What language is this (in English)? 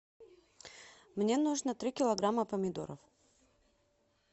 Russian